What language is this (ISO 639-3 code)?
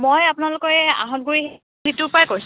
asm